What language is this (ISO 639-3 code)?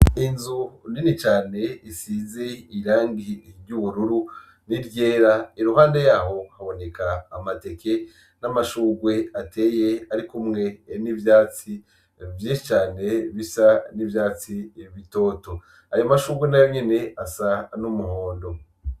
run